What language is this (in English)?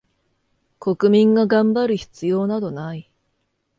Japanese